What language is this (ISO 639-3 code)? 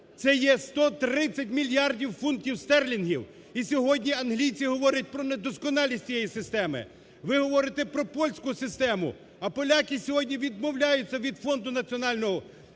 ukr